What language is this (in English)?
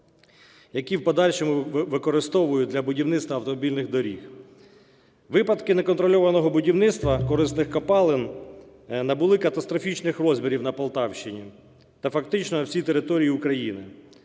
Ukrainian